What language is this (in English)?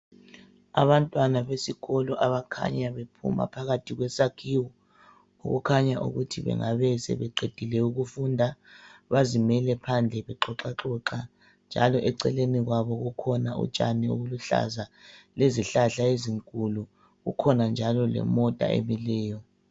North Ndebele